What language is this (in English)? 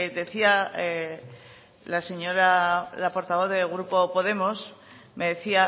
Spanish